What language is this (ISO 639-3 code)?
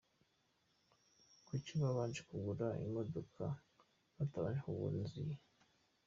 kin